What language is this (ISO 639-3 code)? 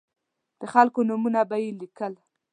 pus